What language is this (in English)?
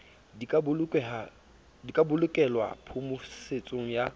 Southern Sotho